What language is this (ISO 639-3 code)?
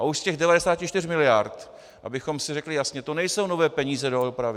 ces